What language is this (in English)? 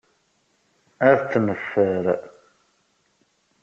Kabyle